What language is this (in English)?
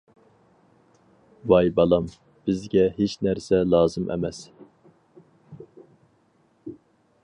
Uyghur